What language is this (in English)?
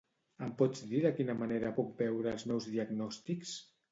Catalan